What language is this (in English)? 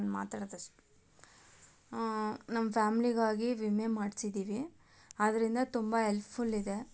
Kannada